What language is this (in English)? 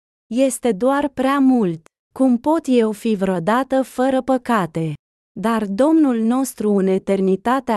Romanian